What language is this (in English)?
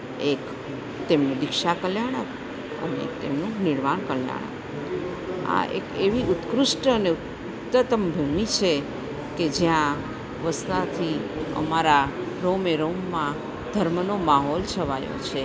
Gujarati